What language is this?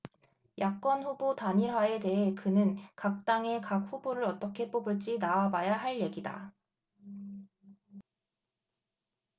Korean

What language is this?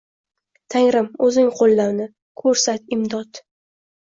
Uzbek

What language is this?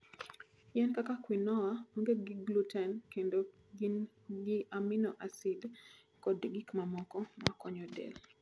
Luo (Kenya and Tanzania)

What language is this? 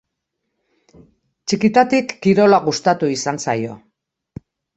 Basque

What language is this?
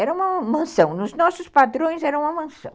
Portuguese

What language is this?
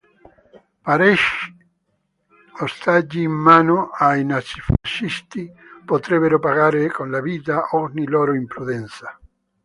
Italian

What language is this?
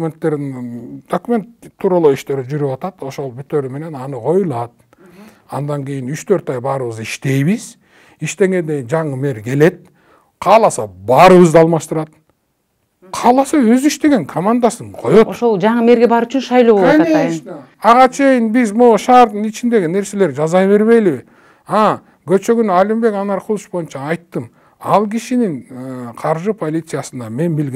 Turkish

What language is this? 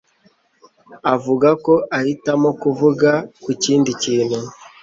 Kinyarwanda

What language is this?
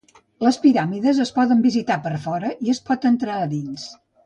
Catalan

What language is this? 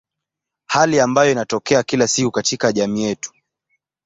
Swahili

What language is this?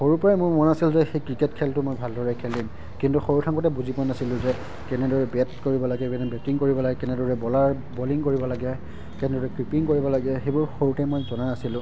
Assamese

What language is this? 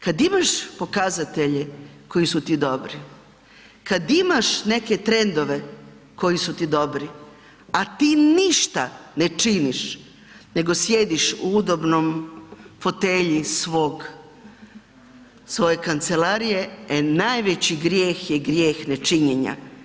Croatian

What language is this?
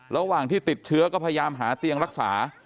Thai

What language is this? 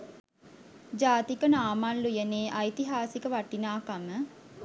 Sinhala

